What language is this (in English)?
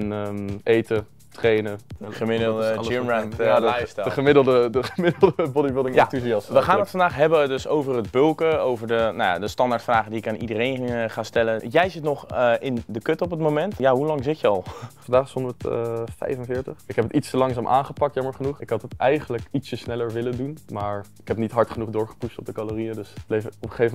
Dutch